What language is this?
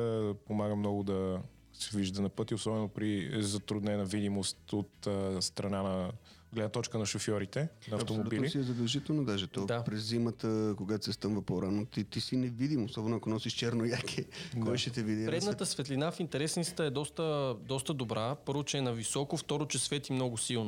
Bulgarian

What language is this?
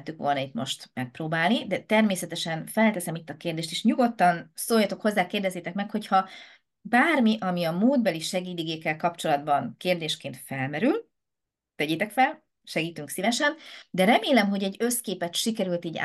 Hungarian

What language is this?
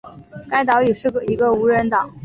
Chinese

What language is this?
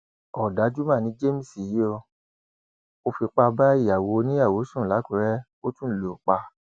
Yoruba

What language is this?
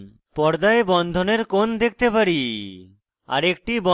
Bangla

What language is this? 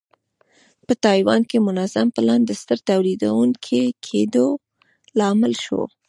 Pashto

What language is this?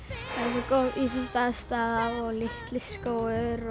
Icelandic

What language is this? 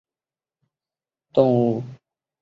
Chinese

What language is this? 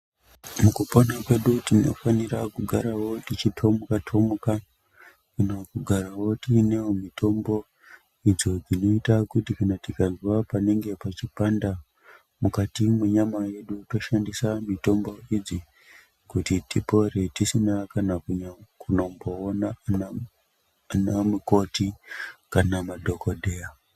Ndau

